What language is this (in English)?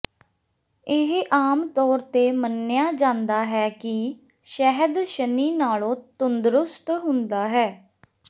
Punjabi